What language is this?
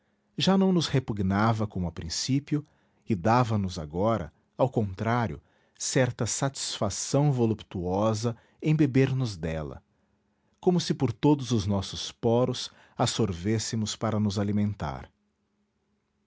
Portuguese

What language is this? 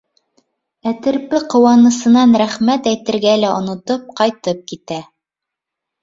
Bashkir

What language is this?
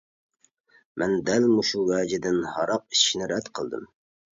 Uyghur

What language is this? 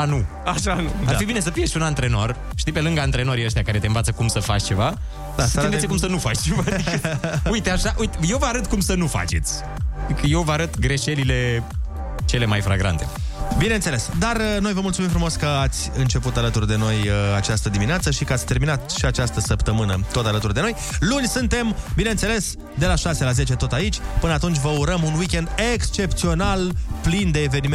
Romanian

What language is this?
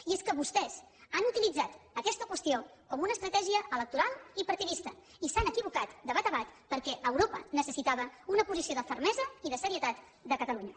Catalan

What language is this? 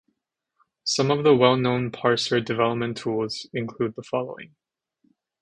English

